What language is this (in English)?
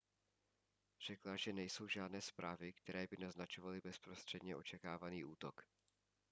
Czech